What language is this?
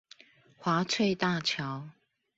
Chinese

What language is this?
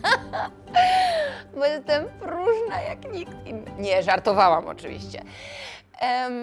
Polish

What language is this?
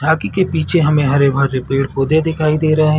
Hindi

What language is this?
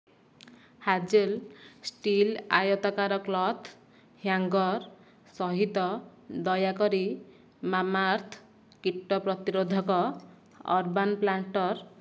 Odia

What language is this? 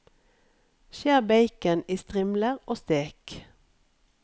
Norwegian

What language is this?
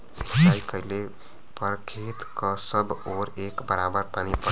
Bhojpuri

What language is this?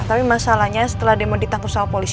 Indonesian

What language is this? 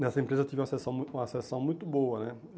Portuguese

